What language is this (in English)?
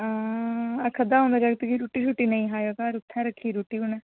Dogri